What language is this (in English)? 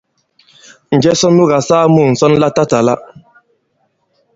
Bankon